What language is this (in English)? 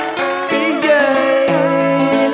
Vietnamese